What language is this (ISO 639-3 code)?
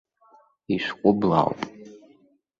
abk